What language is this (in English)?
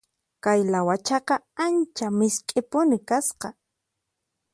Puno Quechua